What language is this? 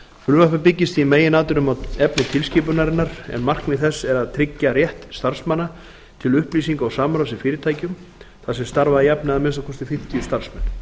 Icelandic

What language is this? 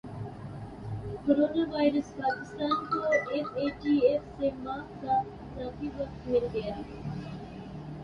Urdu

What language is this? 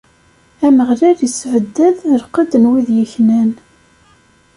Kabyle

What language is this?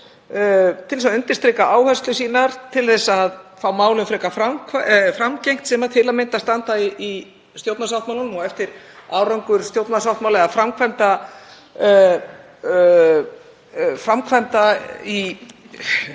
Icelandic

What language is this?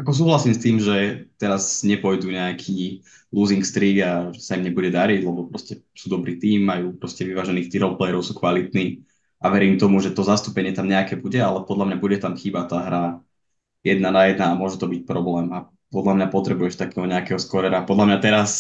Slovak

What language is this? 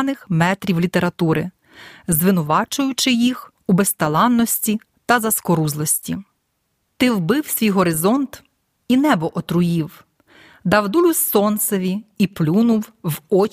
Ukrainian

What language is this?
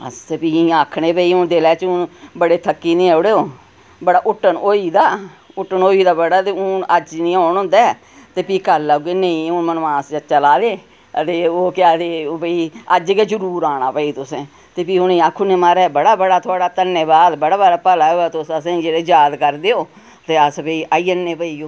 Dogri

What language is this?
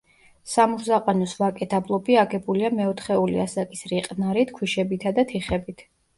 Georgian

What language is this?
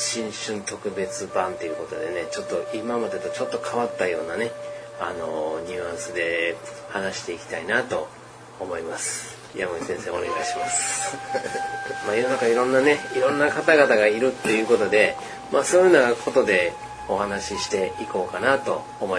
Japanese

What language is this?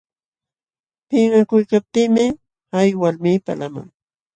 Jauja Wanca Quechua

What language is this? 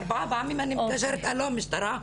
Hebrew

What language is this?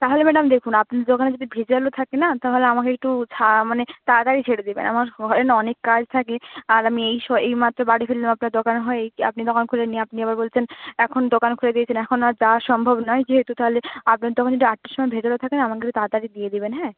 Bangla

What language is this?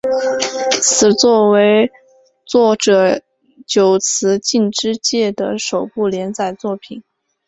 Chinese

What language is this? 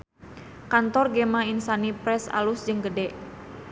Sundanese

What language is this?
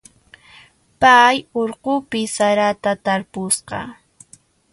Puno Quechua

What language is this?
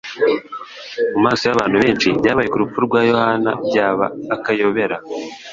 Kinyarwanda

